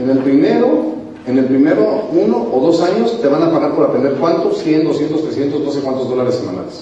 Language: Spanish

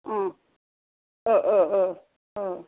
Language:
Bodo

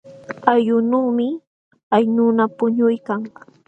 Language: Jauja Wanca Quechua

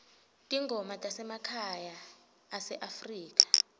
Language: Swati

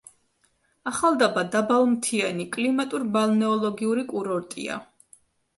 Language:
Georgian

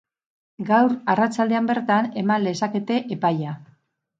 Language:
Basque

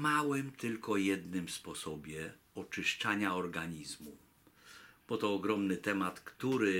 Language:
Polish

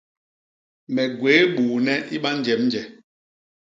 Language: Basaa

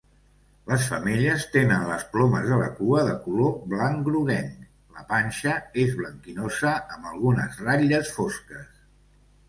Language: Catalan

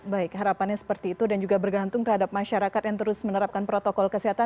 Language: Indonesian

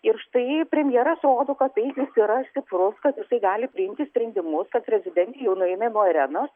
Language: Lithuanian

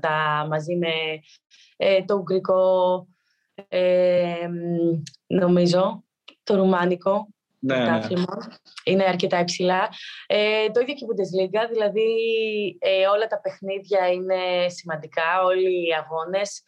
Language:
Greek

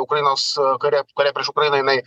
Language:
Lithuanian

